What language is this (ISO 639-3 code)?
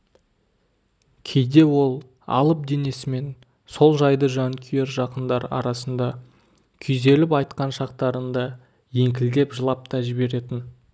kaz